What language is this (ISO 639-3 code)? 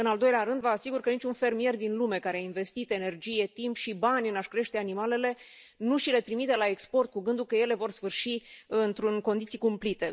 ron